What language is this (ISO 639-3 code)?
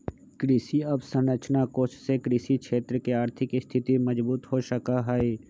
mag